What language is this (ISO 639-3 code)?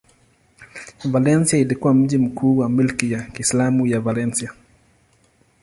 swa